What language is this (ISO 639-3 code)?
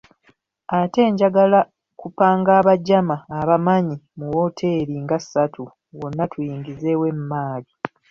lug